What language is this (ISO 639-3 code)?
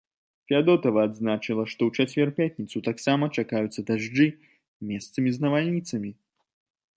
bel